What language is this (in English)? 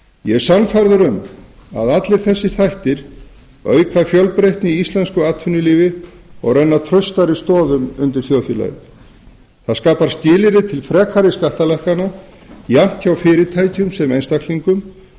Icelandic